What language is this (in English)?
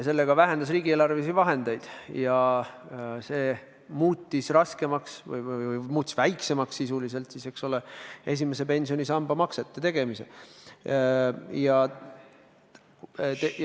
Estonian